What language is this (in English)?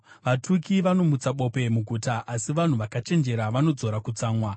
Shona